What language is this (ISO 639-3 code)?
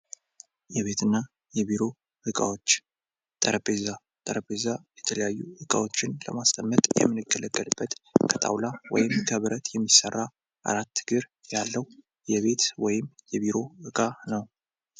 amh